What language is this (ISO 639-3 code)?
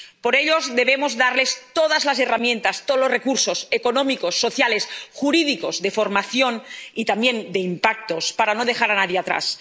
spa